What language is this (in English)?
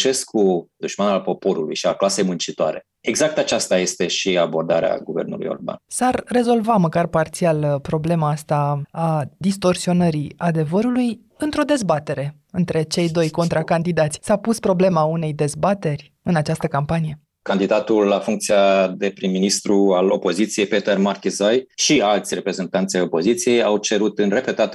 Romanian